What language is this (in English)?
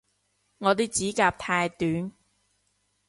Cantonese